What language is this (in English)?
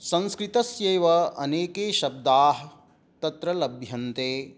Sanskrit